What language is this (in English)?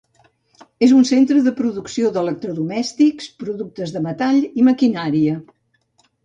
Catalan